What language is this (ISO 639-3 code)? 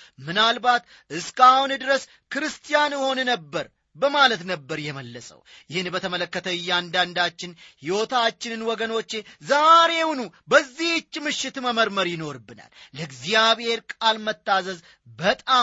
amh